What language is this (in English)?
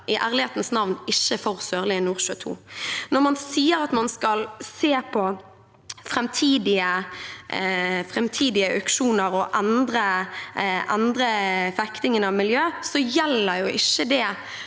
Norwegian